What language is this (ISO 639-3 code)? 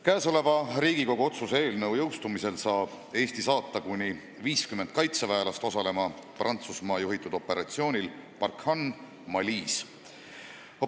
est